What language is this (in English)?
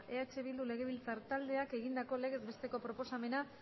Basque